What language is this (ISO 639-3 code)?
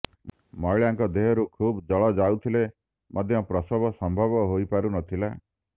ori